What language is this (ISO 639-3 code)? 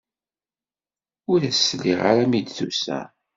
kab